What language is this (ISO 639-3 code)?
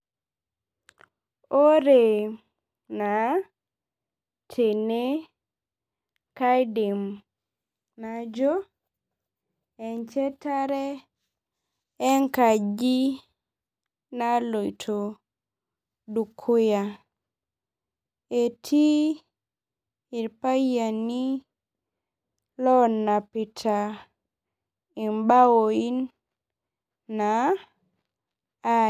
mas